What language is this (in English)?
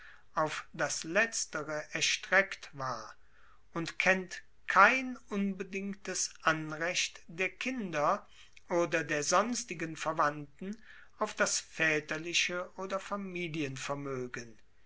German